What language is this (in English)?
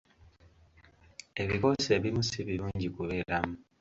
Ganda